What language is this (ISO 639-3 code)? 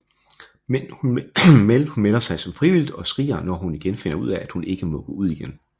dan